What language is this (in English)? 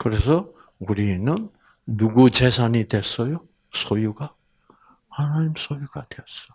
Korean